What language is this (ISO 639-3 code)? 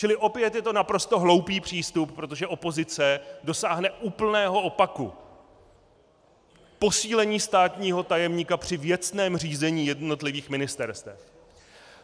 ces